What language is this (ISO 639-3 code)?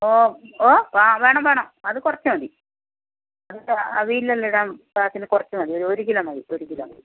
mal